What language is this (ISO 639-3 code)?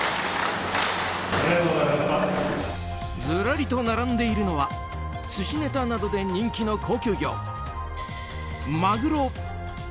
jpn